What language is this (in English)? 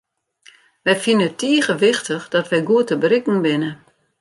Western Frisian